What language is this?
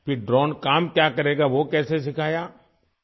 Urdu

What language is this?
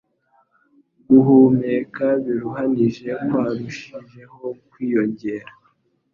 Kinyarwanda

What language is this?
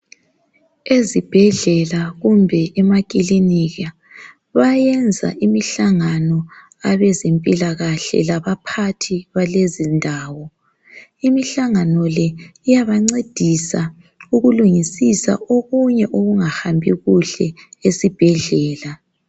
North Ndebele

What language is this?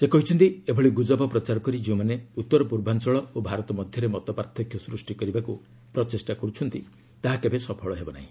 Odia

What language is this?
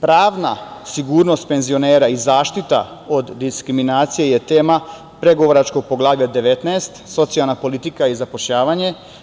Serbian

